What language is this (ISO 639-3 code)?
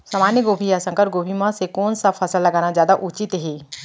hne